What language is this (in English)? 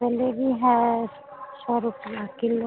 Hindi